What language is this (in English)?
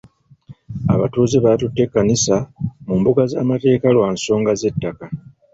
Ganda